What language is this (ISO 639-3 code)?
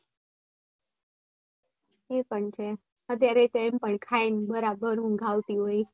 guj